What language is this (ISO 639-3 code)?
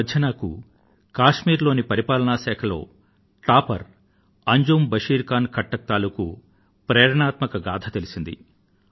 tel